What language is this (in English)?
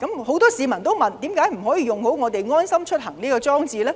Cantonese